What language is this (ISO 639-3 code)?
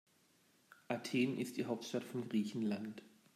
deu